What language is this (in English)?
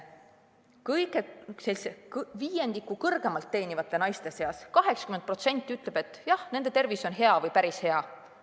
Estonian